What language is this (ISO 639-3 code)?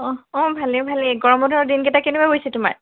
asm